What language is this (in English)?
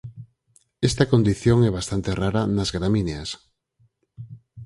Galician